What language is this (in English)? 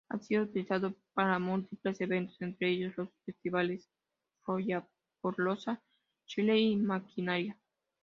Spanish